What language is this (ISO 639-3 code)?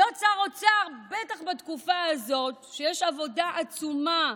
heb